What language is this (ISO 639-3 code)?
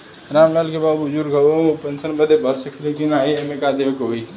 bho